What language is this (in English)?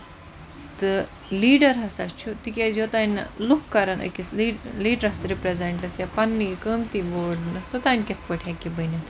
Kashmiri